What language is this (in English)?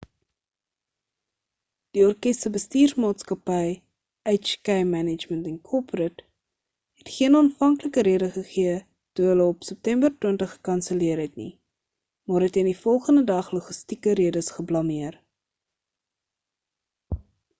Afrikaans